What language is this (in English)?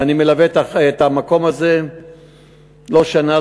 Hebrew